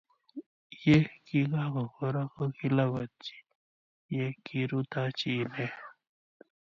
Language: Kalenjin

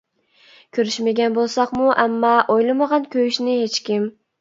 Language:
Uyghur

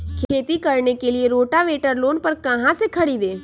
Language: Magahi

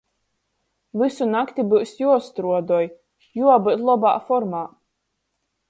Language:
Latgalian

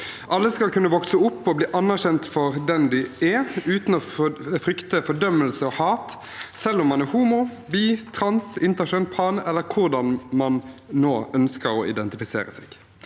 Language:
Norwegian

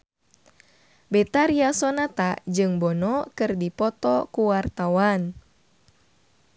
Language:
Sundanese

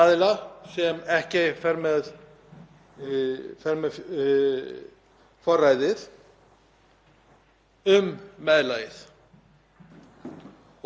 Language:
Icelandic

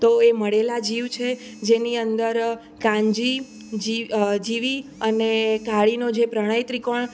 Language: Gujarati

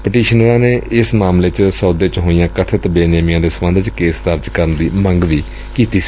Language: Punjabi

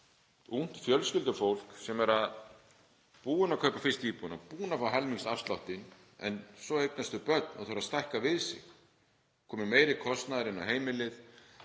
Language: Icelandic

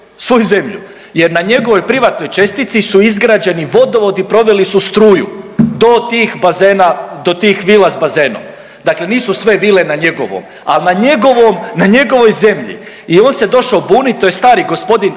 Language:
Croatian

